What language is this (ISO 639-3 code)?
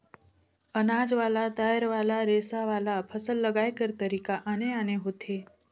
hne